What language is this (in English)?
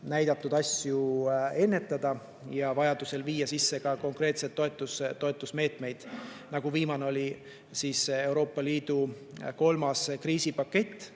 Estonian